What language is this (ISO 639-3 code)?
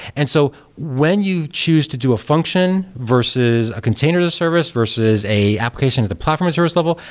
eng